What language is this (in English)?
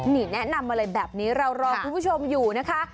Thai